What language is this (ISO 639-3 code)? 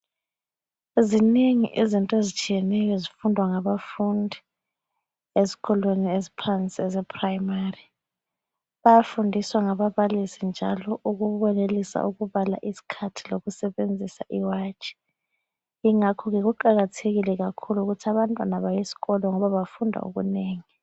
nde